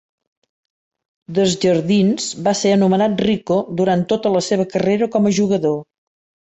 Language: Catalan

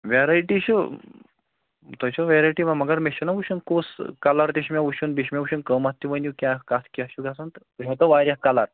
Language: Kashmiri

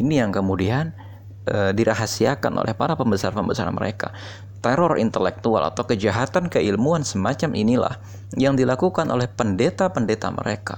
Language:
Indonesian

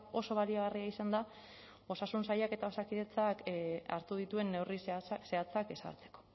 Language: Basque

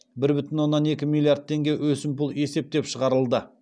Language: Kazakh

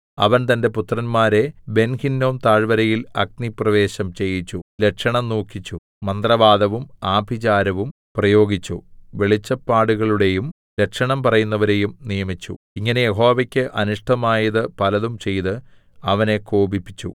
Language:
Malayalam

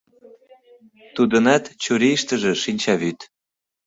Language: Mari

